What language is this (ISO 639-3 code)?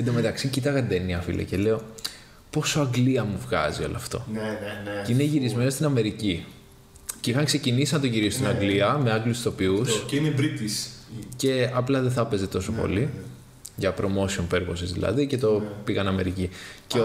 ell